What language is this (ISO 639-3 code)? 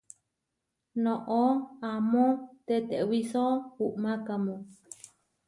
var